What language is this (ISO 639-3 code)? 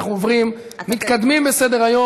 heb